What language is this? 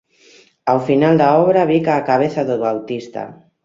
Galician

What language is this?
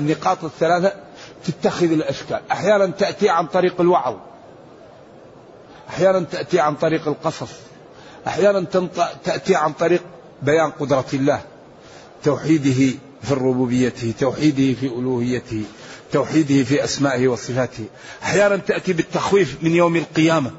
Arabic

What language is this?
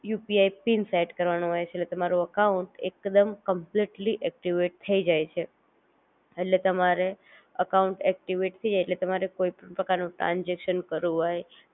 Gujarati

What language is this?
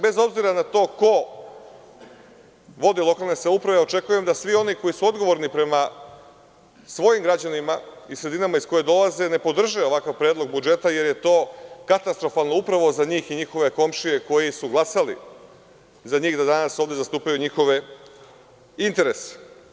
Serbian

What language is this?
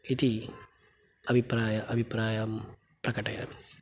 Sanskrit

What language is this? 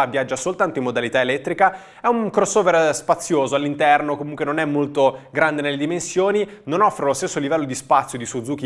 Italian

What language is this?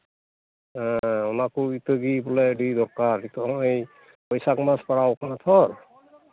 Santali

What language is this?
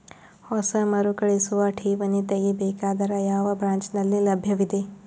Kannada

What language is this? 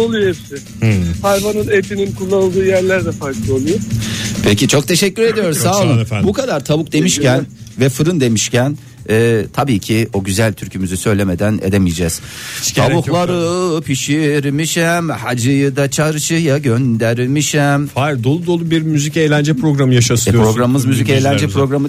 Turkish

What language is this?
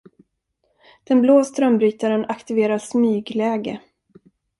Swedish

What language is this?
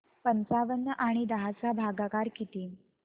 Marathi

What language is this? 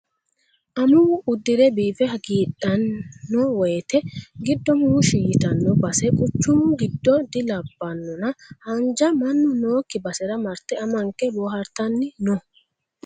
Sidamo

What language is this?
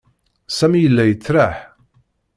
Kabyle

